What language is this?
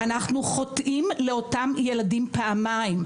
Hebrew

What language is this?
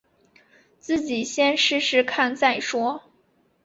Chinese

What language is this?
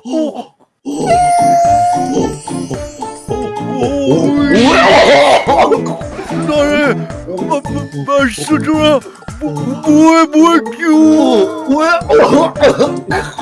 Korean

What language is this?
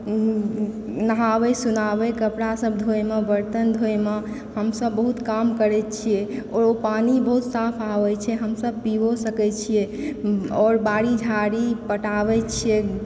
Maithili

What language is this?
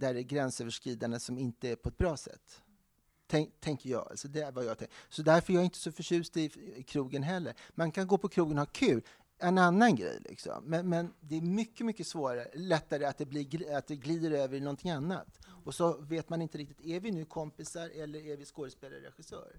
Swedish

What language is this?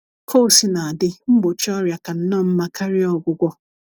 Igbo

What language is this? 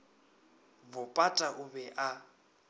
Northern Sotho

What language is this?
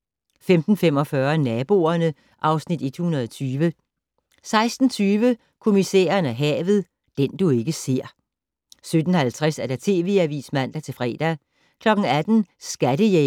Danish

